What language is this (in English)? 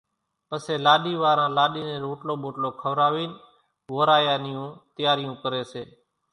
Kachi Koli